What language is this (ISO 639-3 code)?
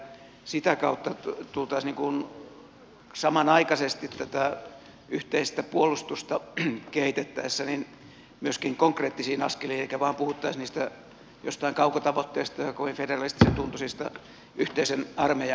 fin